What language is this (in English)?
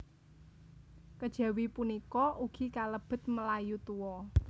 Javanese